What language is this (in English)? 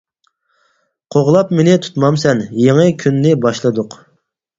Uyghur